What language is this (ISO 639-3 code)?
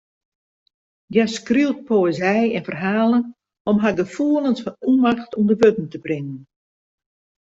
fry